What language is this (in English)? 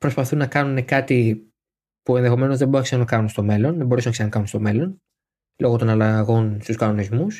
Greek